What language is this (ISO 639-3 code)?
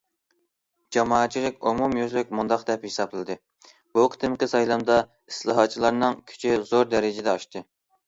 uig